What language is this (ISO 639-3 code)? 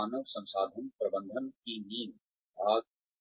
hin